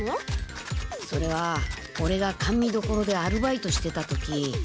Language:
Japanese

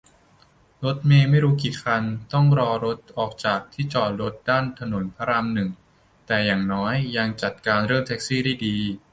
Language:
Thai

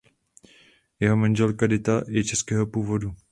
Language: Czech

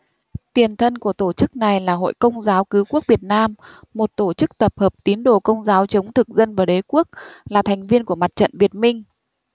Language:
Vietnamese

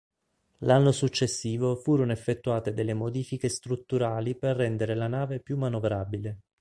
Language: Italian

